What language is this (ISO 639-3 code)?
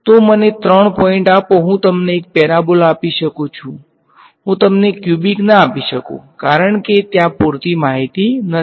guj